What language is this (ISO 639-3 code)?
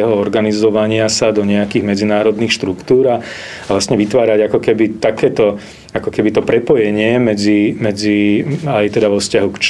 slk